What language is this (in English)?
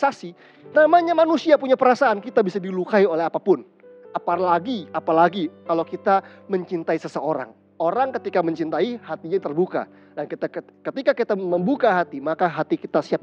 Indonesian